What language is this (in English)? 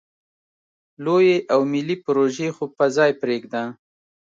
Pashto